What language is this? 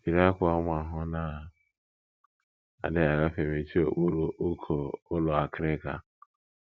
Igbo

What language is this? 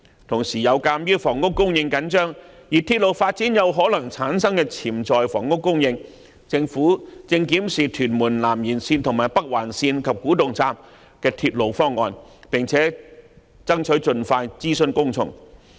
Cantonese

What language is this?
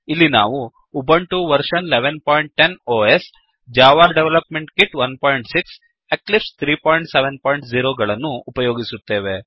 Kannada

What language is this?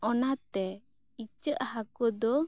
Santali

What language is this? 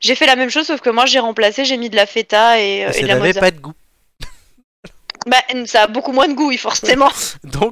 French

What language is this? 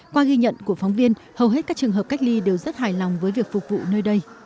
Vietnamese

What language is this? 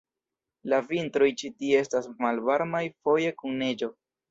Esperanto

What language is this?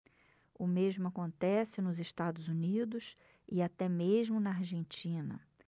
Portuguese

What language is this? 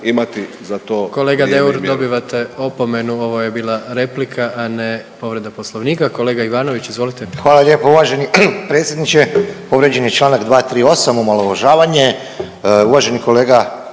Croatian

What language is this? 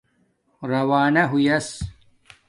Domaaki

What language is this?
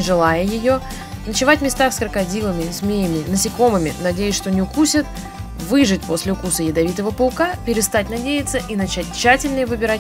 Russian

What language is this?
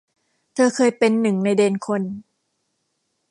Thai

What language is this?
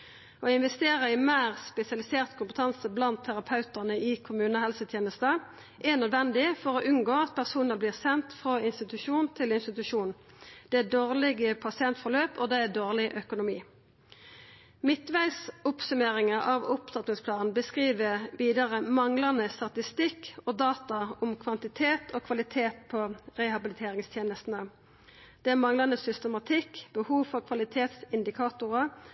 Norwegian Nynorsk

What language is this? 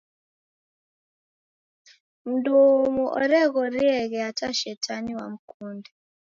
Taita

